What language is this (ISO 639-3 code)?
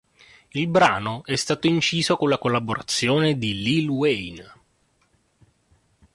ita